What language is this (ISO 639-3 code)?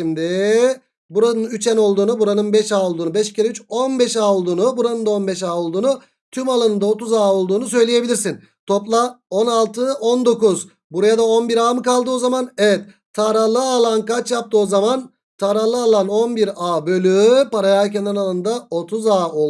tur